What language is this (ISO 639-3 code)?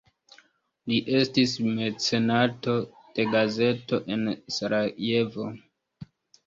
epo